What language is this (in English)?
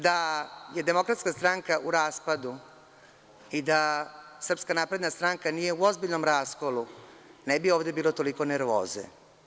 Serbian